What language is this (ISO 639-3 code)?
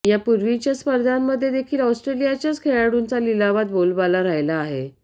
mar